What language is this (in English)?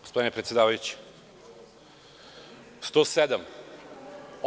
Serbian